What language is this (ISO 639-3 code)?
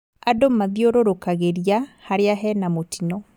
kik